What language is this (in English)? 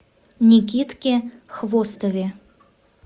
Russian